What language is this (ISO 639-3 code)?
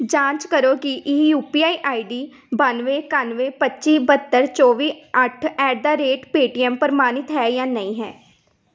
pan